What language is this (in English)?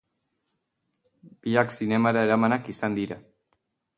Basque